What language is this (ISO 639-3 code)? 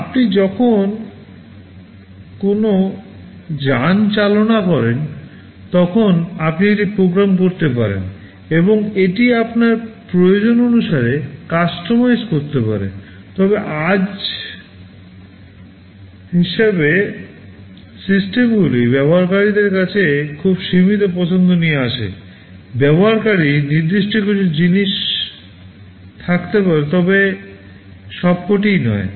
ben